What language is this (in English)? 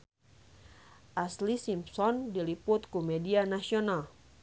Sundanese